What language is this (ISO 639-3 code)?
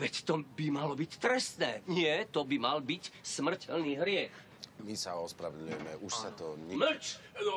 ces